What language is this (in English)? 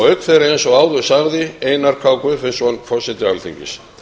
Icelandic